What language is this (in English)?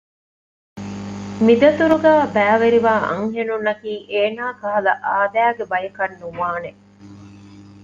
Divehi